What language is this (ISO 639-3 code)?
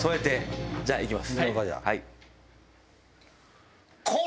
jpn